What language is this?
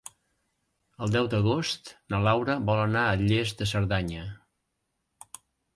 Catalan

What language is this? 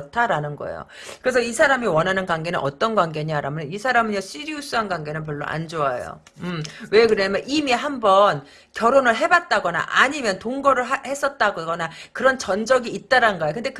Korean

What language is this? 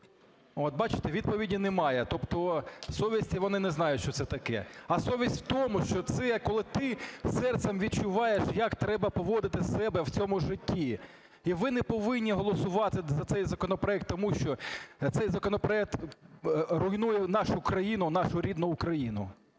Ukrainian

